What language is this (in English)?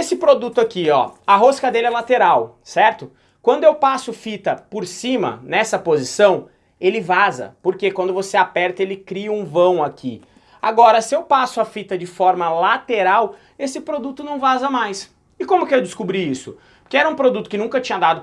Portuguese